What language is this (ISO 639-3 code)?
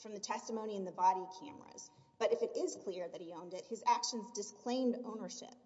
eng